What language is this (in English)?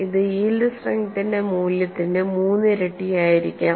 Malayalam